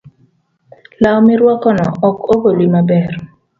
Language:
Luo (Kenya and Tanzania)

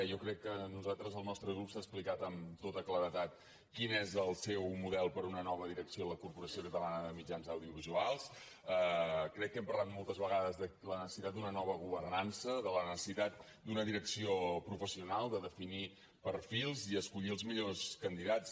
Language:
Catalan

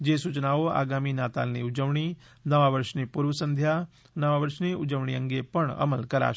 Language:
Gujarati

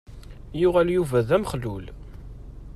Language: Kabyle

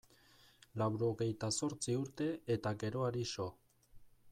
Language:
Basque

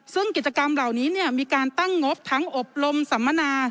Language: Thai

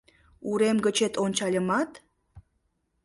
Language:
Mari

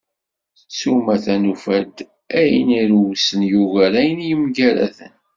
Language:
Kabyle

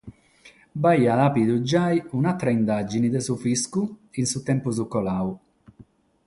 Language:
Sardinian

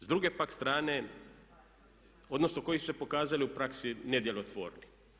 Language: Croatian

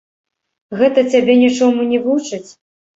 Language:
Belarusian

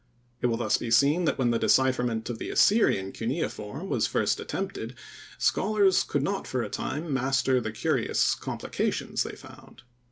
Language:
English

